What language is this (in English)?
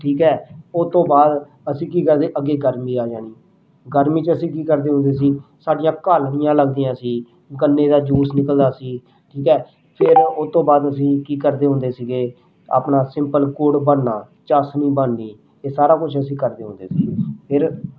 Punjabi